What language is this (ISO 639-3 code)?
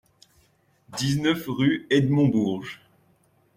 fra